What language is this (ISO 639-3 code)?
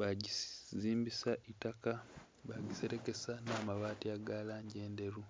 xog